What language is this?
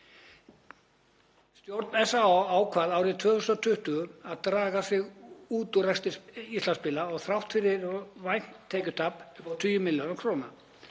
Icelandic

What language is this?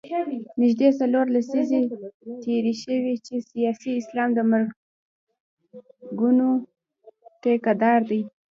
Pashto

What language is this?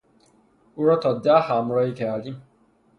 Persian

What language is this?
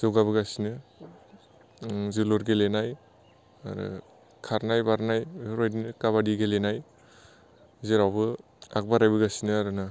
Bodo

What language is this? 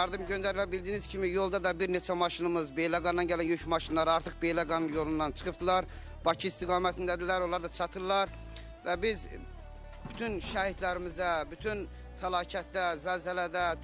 Turkish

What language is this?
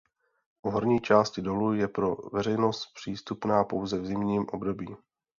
Czech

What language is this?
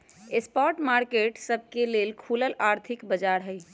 Magahi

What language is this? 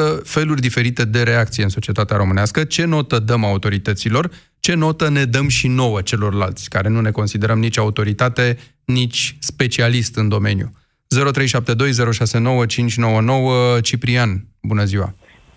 Romanian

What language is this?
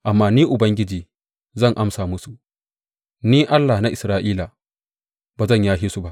Hausa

